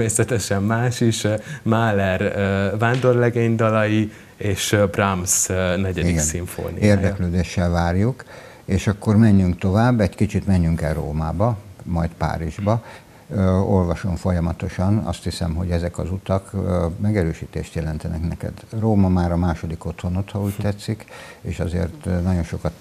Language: Hungarian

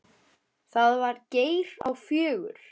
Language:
Icelandic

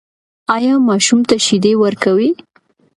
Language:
Pashto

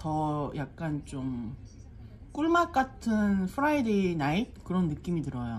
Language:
Korean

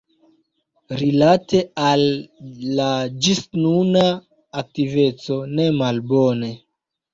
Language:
Esperanto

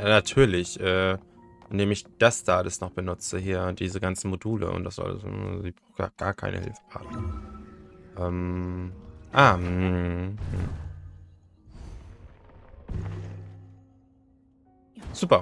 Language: German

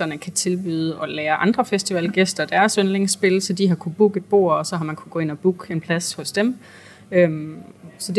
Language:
Danish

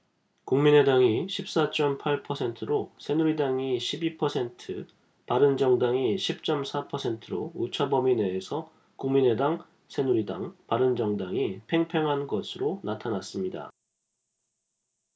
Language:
Korean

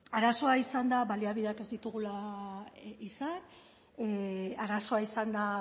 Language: Basque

